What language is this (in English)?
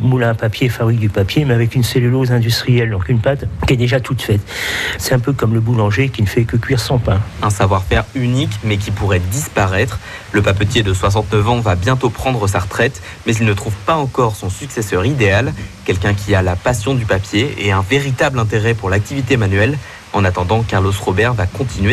French